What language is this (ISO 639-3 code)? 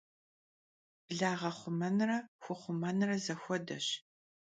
kbd